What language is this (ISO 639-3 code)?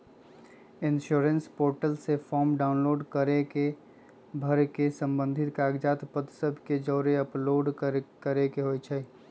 mag